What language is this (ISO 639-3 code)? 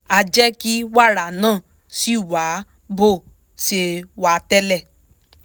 yor